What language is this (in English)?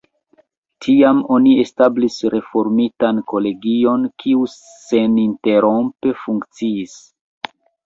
Esperanto